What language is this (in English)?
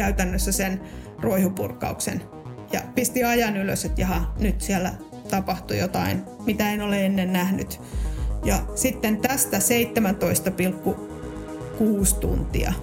Finnish